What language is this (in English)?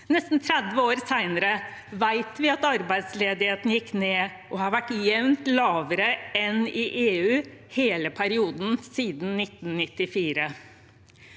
Norwegian